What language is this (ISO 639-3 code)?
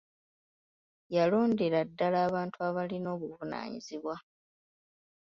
lug